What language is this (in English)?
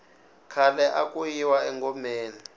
Tsonga